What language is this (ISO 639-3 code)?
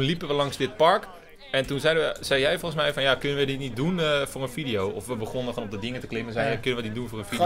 nld